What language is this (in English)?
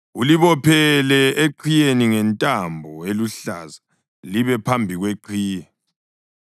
North Ndebele